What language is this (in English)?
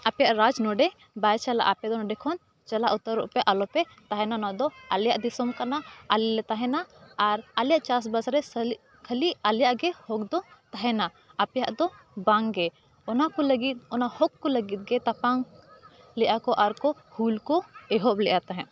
Santali